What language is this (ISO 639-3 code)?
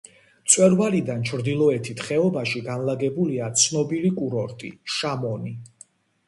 kat